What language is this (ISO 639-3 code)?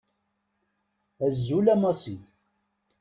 kab